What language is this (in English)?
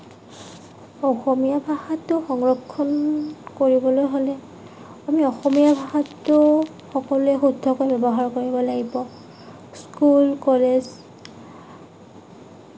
Assamese